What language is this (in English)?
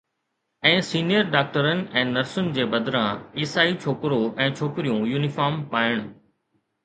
Sindhi